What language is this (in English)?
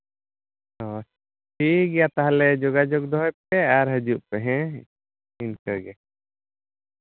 Santali